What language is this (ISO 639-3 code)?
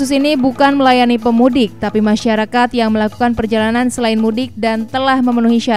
ind